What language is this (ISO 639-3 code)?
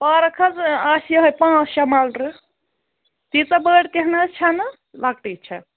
kas